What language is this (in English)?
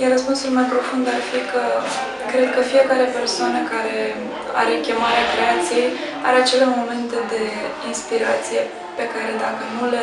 Romanian